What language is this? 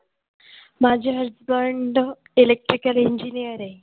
Marathi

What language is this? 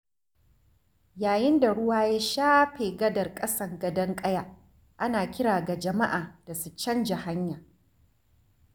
Hausa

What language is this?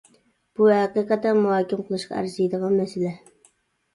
Uyghur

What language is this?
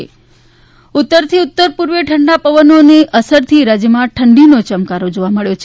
Gujarati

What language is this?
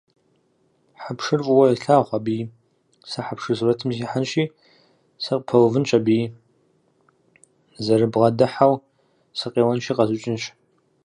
Kabardian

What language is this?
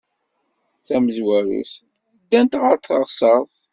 Kabyle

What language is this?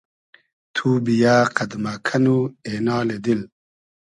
Hazaragi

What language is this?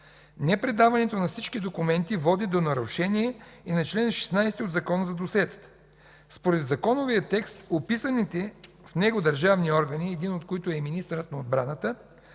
Bulgarian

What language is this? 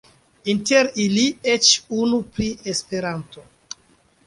Esperanto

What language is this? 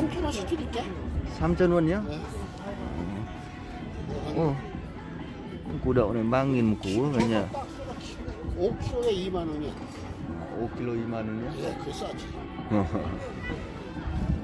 Vietnamese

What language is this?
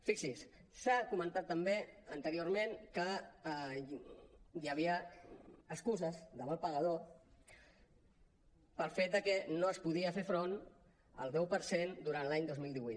Catalan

